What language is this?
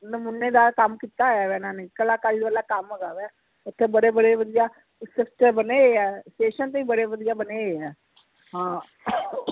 Punjabi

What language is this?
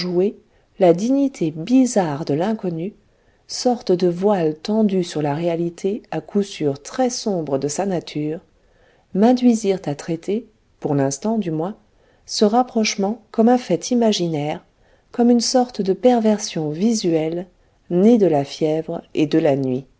French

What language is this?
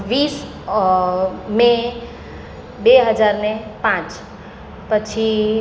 Gujarati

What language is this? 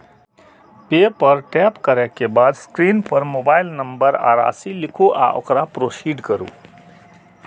Maithili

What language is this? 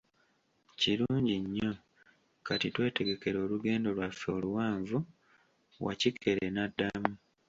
Ganda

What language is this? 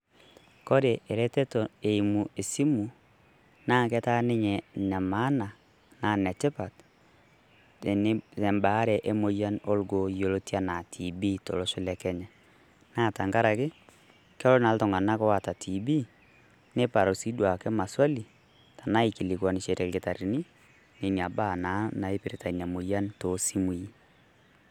Masai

